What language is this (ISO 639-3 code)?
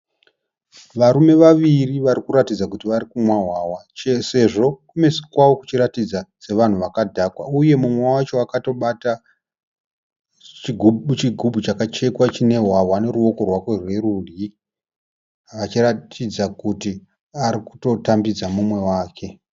sna